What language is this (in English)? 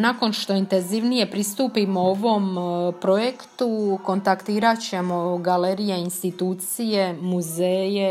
Croatian